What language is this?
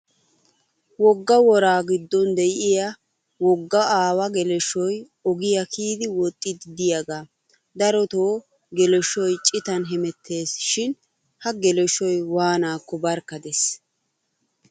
Wolaytta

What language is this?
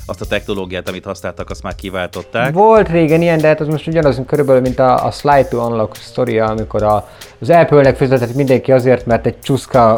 Hungarian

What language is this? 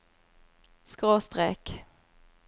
Norwegian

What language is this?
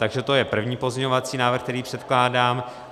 Czech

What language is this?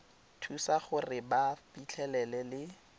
Tswana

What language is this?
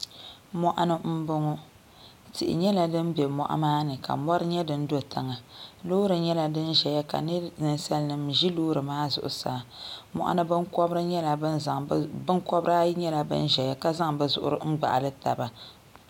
Dagbani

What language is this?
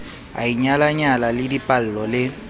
Southern Sotho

